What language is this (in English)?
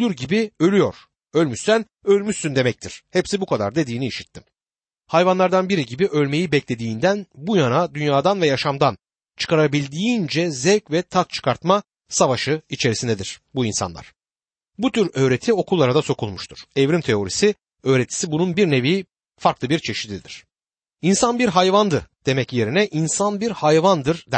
Turkish